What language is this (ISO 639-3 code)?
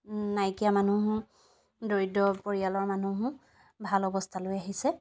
asm